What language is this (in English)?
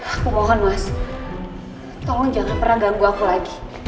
Indonesian